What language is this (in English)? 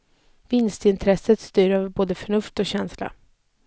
Swedish